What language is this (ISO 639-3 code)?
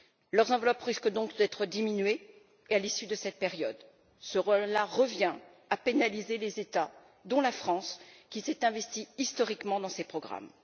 fra